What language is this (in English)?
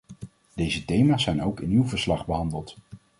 Dutch